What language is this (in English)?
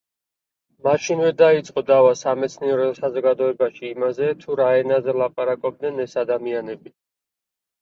Georgian